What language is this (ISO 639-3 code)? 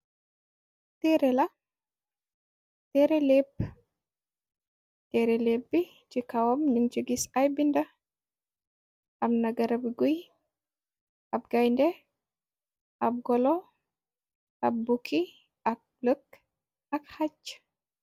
wol